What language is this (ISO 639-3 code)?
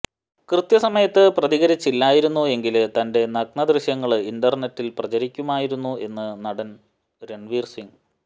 mal